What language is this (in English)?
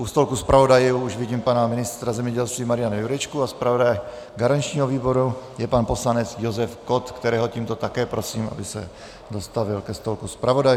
Czech